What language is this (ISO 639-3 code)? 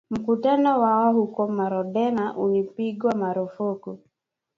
swa